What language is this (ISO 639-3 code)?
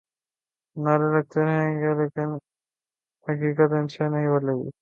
urd